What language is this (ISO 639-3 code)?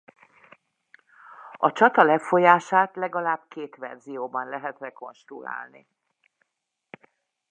hun